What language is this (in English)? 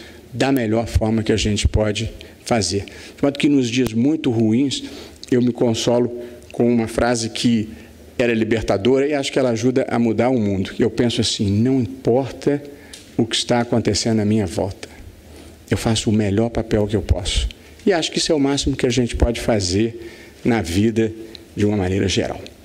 Portuguese